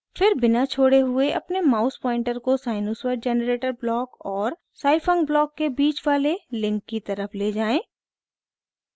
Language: Hindi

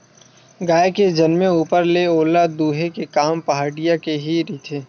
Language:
Chhattisgarhi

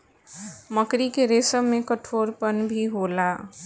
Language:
Bhojpuri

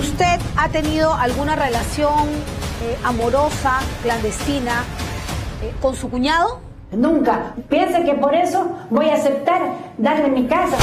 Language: Spanish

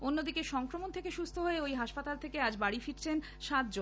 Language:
Bangla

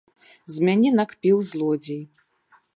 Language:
Belarusian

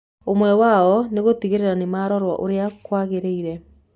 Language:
Kikuyu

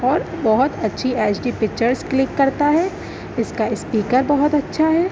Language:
Urdu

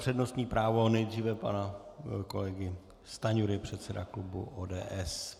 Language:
Czech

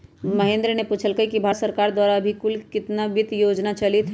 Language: Magahi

